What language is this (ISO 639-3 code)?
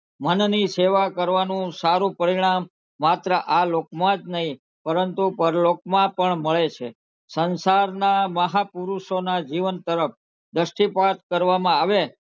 guj